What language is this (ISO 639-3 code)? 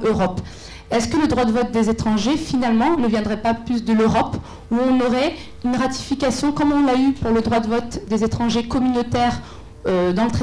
fra